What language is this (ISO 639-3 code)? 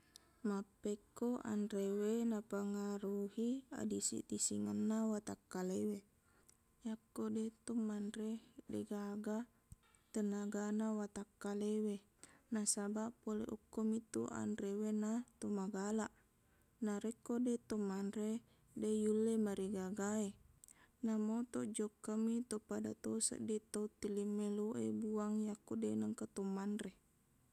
bug